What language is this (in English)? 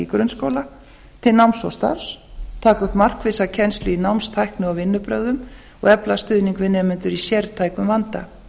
Icelandic